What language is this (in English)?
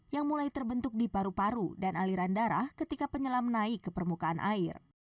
Indonesian